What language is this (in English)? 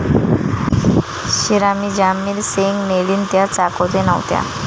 Marathi